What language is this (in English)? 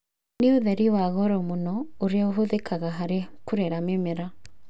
Kikuyu